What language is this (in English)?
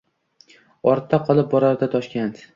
Uzbek